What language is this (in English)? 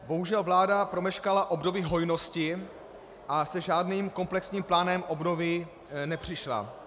Czech